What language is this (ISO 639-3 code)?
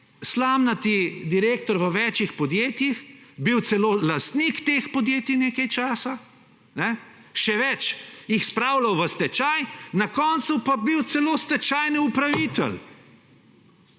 slv